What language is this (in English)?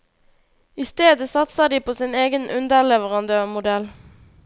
Norwegian